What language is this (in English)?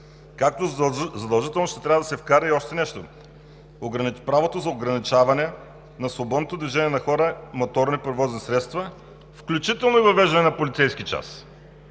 Bulgarian